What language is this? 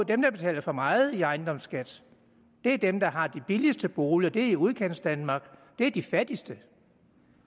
Danish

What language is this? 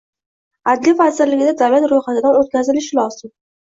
Uzbek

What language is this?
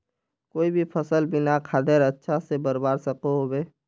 Magahi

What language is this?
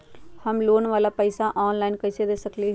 Magahi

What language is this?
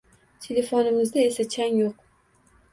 Uzbek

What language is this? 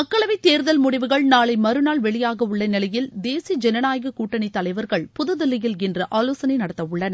Tamil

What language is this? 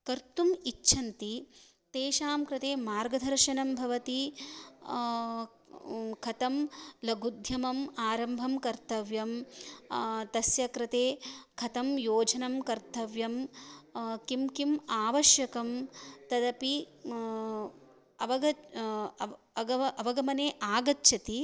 Sanskrit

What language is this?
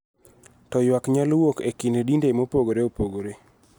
Luo (Kenya and Tanzania)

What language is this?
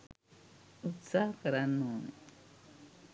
Sinhala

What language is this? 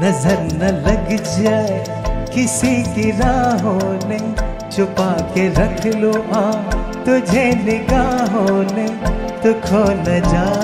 Hindi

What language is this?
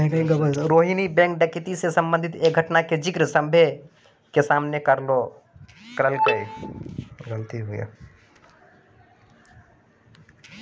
Maithili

